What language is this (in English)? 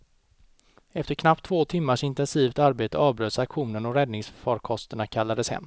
Swedish